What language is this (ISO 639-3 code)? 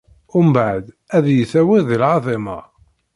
kab